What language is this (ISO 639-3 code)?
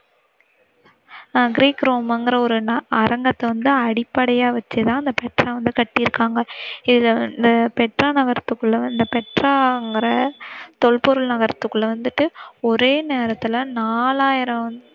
tam